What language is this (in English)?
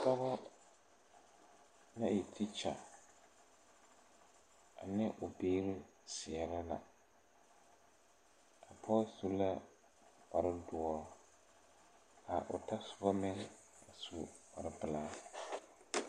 Southern Dagaare